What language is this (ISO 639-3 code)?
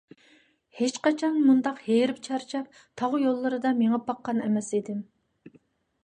uig